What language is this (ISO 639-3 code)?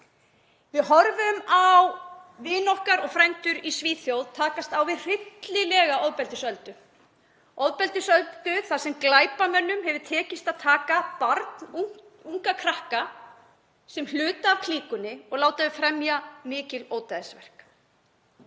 isl